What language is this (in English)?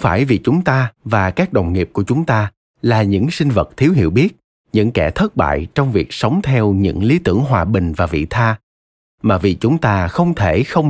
Vietnamese